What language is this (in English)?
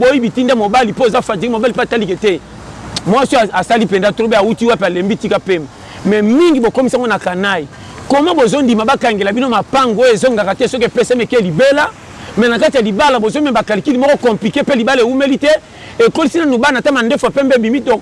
French